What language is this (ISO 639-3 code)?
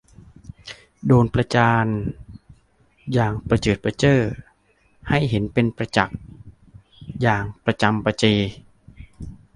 tha